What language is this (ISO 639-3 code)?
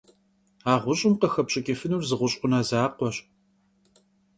kbd